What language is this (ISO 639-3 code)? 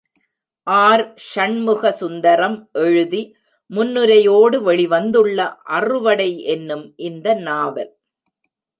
tam